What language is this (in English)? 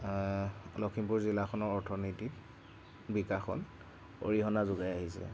Assamese